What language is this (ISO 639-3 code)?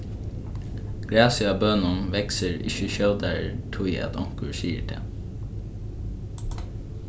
fao